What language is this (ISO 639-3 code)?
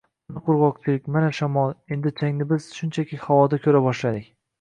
uzb